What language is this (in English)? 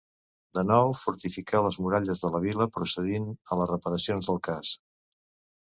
Catalan